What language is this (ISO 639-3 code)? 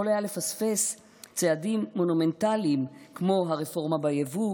heb